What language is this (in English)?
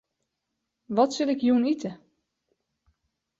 Western Frisian